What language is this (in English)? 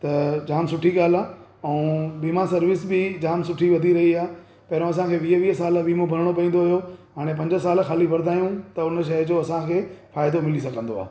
Sindhi